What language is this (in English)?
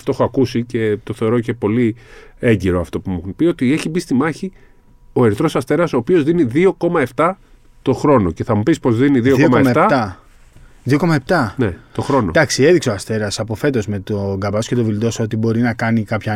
Greek